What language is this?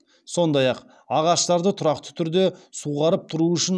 Kazakh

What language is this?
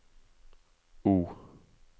Norwegian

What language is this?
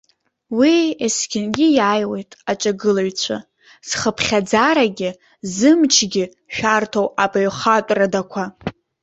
Abkhazian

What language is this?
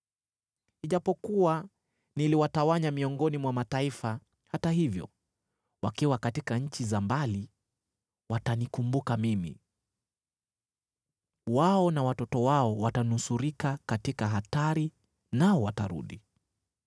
Swahili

